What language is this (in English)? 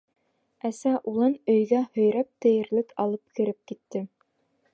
Bashkir